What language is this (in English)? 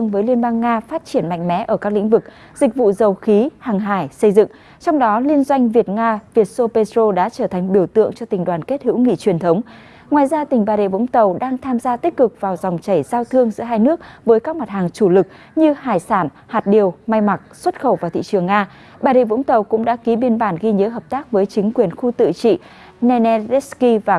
Vietnamese